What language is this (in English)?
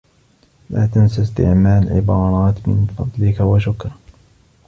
Arabic